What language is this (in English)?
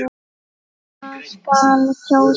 Icelandic